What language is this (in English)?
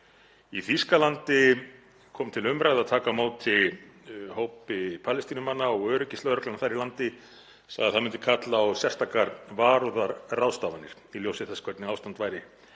Icelandic